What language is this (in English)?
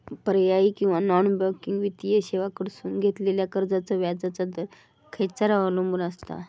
Marathi